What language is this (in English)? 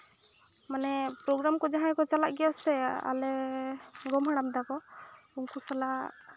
Santali